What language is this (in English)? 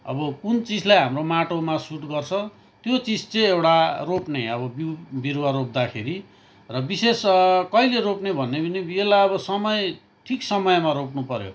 Nepali